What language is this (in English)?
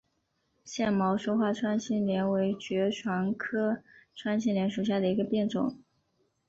Chinese